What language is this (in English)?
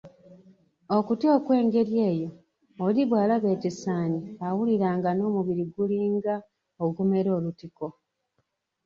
Ganda